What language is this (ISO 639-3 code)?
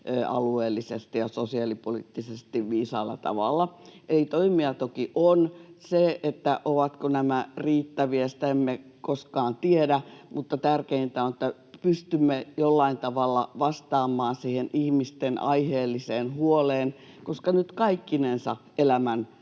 fin